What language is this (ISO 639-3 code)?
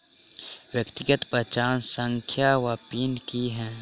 mai